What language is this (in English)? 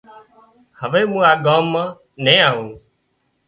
Wadiyara Koli